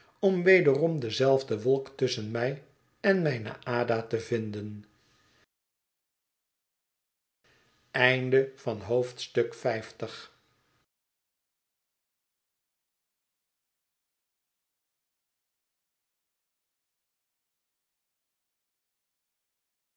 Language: Dutch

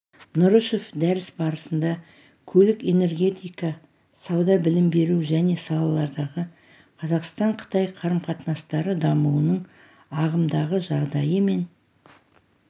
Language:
Kazakh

